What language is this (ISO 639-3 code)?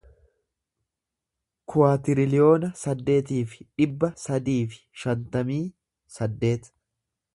orm